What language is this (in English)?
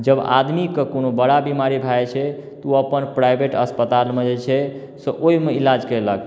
Maithili